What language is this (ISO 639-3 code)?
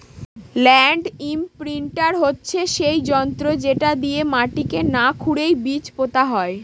ben